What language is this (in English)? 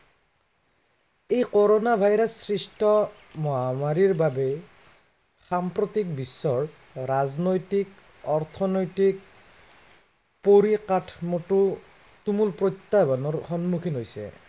Assamese